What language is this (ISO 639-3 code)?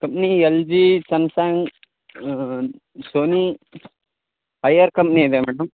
kan